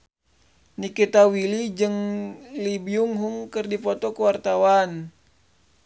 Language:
Sundanese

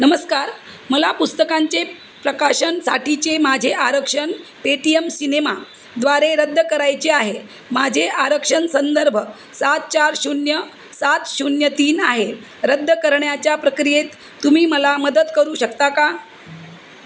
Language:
Marathi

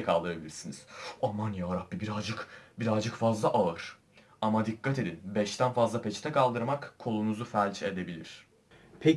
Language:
Turkish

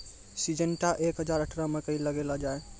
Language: Maithili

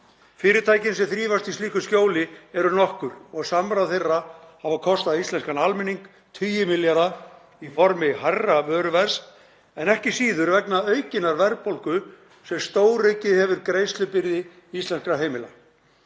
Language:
Icelandic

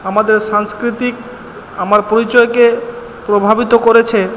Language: Bangla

